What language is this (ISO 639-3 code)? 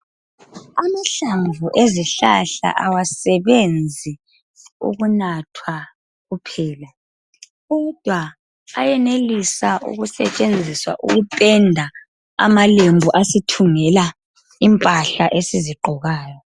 nde